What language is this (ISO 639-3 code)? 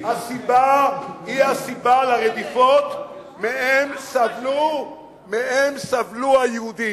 heb